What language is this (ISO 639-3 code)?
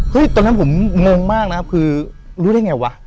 tha